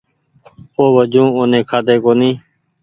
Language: Goaria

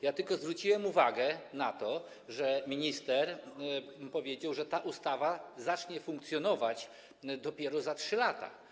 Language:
Polish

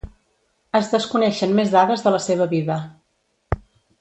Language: Catalan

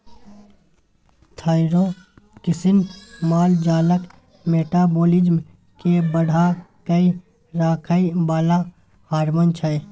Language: Maithili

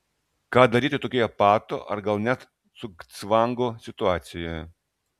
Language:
Lithuanian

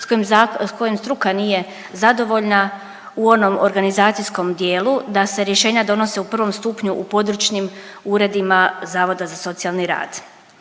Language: Croatian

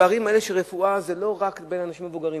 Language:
Hebrew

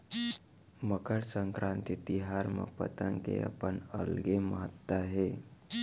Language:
Chhattisgarhi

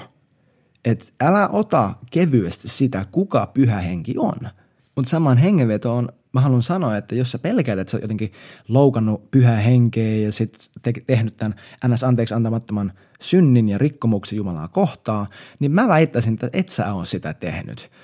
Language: Finnish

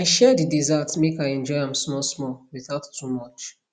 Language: Nigerian Pidgin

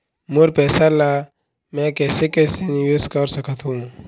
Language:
Chhattisgarhi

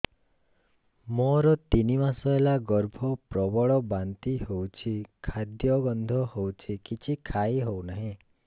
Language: Odia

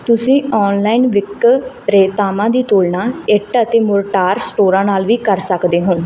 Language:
Punjabi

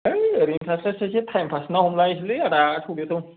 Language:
Bodo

